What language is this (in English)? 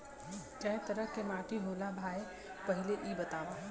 Bhojpuri